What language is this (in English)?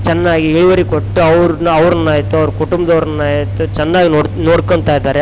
Kannada